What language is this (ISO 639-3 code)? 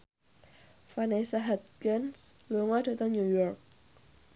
jav